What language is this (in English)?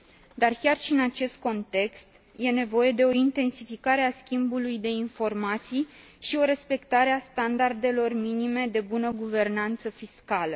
Romanian